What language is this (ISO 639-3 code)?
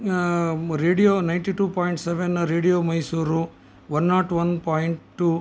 san